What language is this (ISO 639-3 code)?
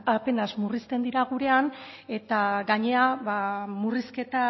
eus